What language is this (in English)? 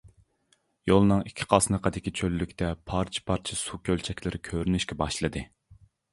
Uyghur